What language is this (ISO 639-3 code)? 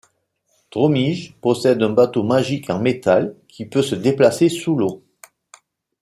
fra